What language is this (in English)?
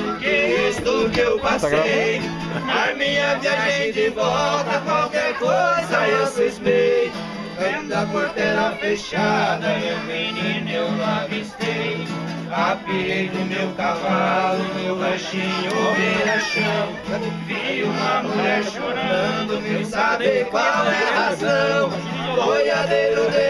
Portuguese